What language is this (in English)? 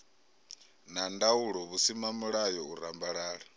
Venda